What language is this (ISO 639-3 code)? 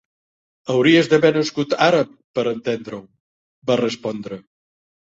cat